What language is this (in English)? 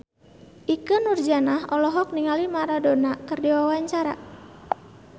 Sundanese